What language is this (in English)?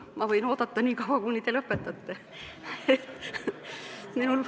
Estonian